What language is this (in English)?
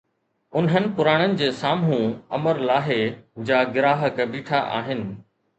Sindhi